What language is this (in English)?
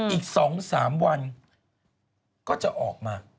Thai